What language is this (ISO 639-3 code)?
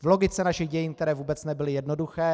ces